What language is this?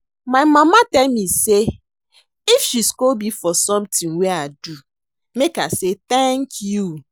Nigerian Pidgin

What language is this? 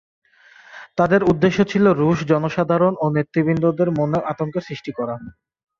Bangla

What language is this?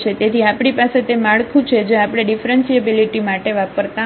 Gujarati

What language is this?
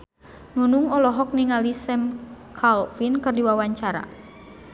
Sundanese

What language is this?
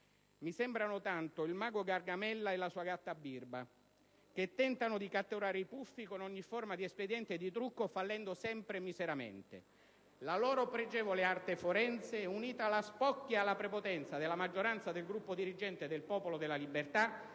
Italian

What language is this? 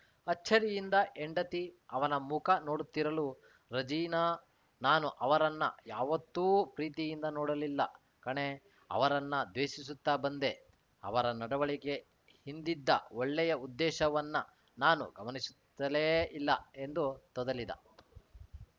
Kannada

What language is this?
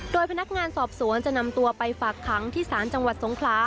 Thai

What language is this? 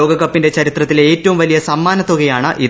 Malayalam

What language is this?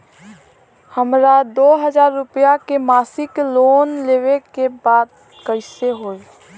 Bhojpuri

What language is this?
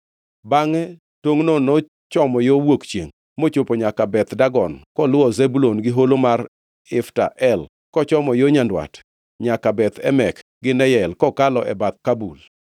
Luo (Kenya and Tanzania)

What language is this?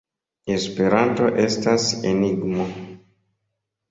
Esperanto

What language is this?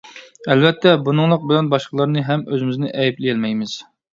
Uyghur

